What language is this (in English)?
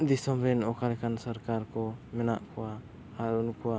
Santali